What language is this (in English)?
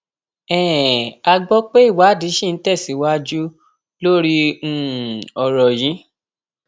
Yoruba